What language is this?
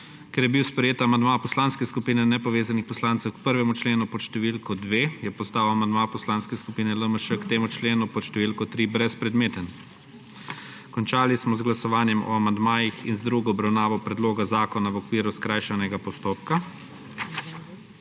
Slovenian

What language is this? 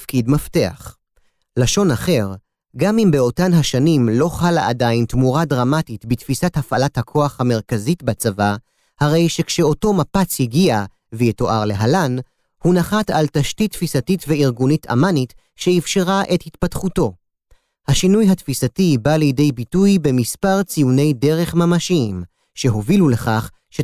Hebrew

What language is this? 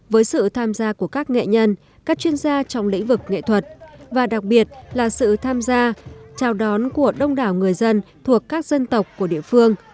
Vietnamese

